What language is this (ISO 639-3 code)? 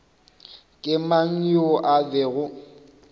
nso